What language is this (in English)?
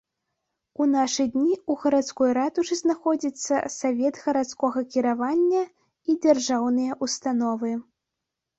Belarusian